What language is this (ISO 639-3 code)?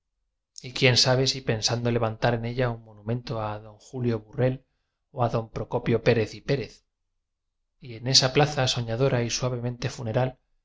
spa